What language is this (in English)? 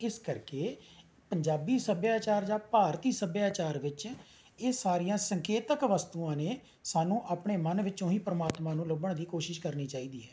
Punjabi